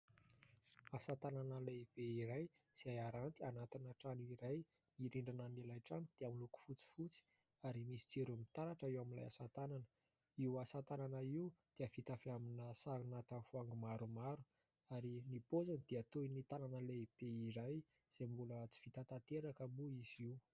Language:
Malagasy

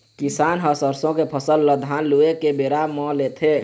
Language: Chhattisgarhi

